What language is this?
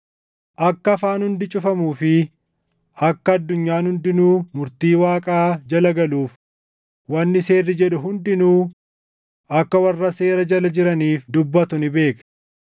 Oromo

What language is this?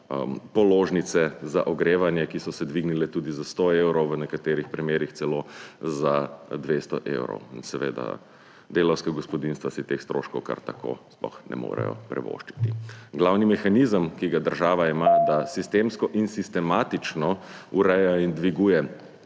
Slovenian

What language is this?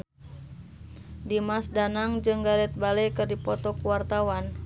Sundanese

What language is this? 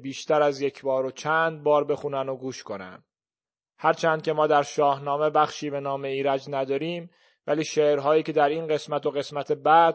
Persian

